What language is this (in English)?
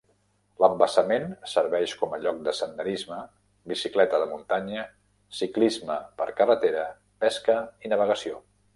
Catalan